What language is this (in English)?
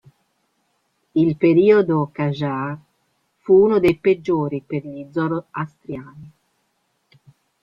Italian